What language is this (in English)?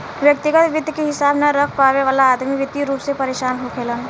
Bhojpuri